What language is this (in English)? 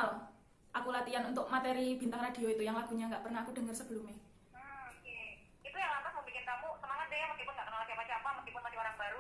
Indonesian